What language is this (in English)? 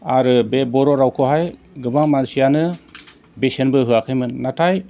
Bodo